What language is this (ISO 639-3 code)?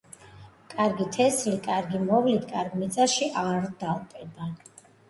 kat